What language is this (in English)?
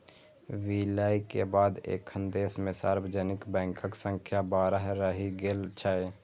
Maithili